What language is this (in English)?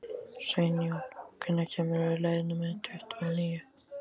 Icelandic